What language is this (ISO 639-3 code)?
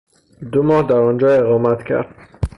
fas